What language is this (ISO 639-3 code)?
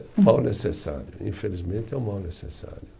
por